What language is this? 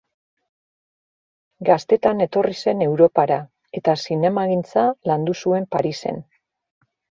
Basque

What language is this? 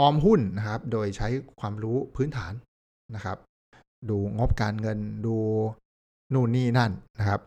Thai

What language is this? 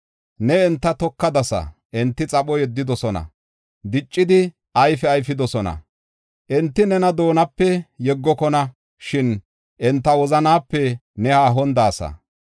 Gofa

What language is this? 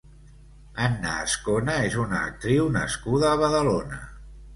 Catalan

